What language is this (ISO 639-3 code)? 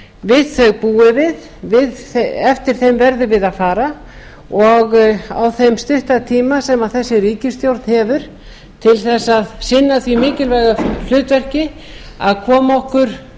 isl